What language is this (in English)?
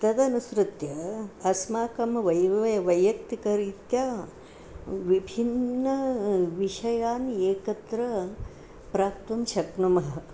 Sanskrit